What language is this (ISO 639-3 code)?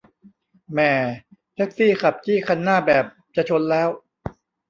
tha